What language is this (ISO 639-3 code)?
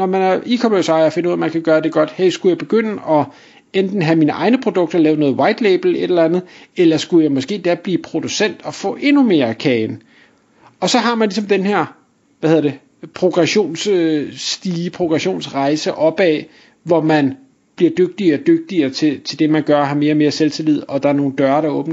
dan